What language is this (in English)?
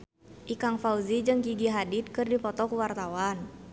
Sundanese